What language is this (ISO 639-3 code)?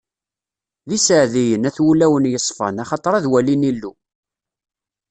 kab